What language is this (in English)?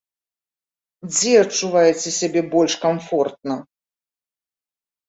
Belarusian